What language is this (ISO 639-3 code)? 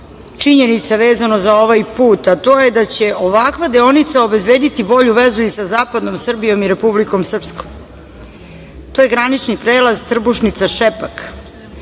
srp